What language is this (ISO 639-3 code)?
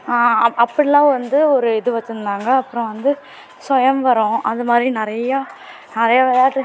tam